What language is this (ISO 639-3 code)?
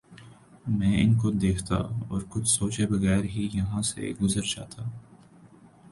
urd